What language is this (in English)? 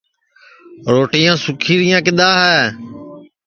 Sansi